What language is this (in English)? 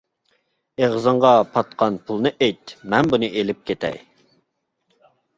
Uyghur